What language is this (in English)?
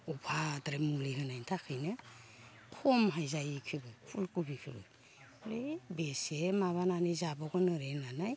Bodo